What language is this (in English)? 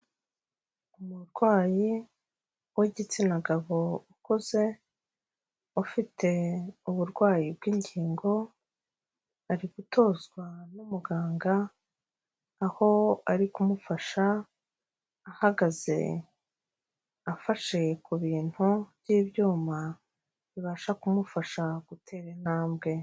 Kinyarwanda